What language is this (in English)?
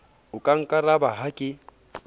Southern Sotho